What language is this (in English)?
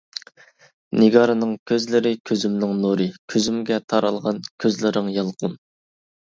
Uyghur